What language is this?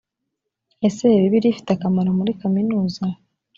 Kinyarwanda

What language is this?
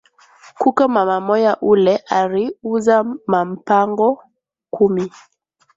Swahili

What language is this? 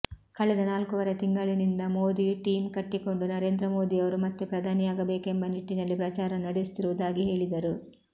Kannada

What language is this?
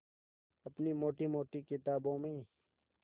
Hindi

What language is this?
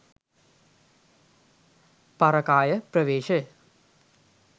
Sinhala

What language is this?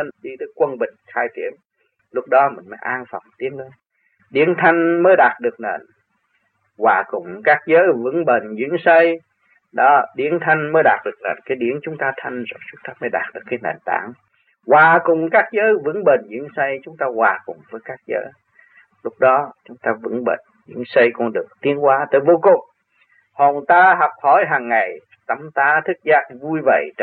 Vietnamese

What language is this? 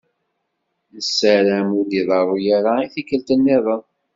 Kabyle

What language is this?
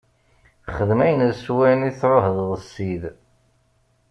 Kabyle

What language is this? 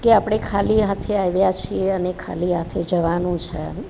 Gujarati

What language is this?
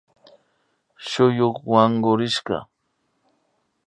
Imbabura Highland Quichua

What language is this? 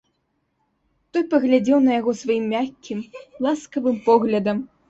Belarusian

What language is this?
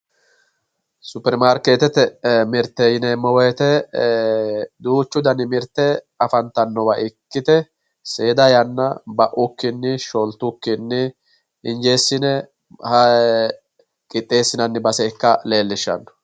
Sidamo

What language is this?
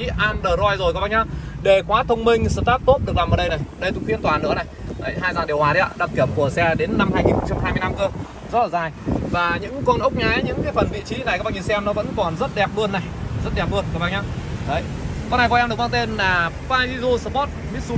Vietnamese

